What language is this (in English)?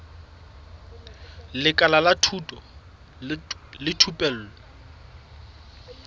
Southern Sotho